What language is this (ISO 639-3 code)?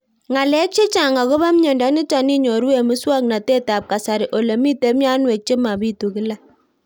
kln